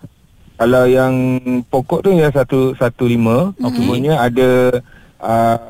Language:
Malay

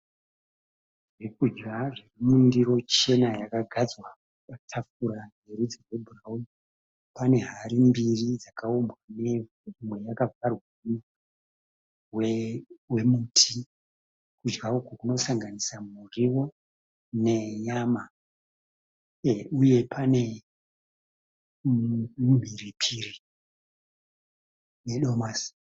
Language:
Shona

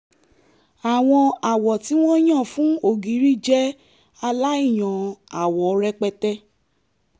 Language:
Yoruba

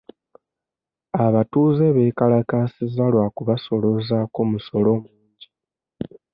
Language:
Ganda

